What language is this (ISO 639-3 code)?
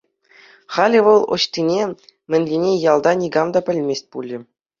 chv